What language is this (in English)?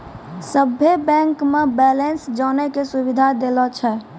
Maithili